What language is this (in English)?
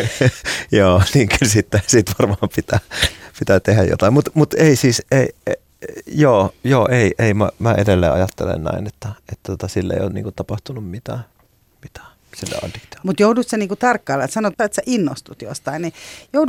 Finnish